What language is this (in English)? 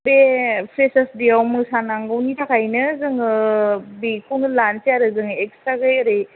Bodo